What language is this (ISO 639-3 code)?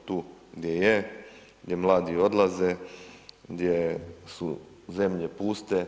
hrv